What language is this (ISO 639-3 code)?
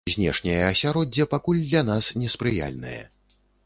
bel